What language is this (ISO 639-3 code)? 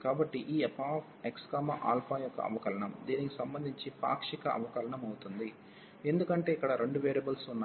tel